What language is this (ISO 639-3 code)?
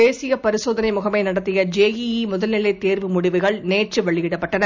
tam